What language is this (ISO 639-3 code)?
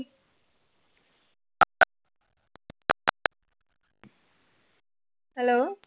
pan